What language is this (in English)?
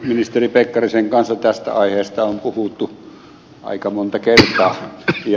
Finnish